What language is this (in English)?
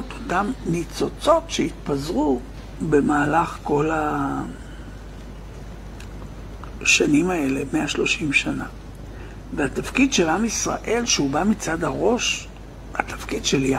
Hebrew